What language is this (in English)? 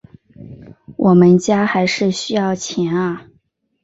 Chinese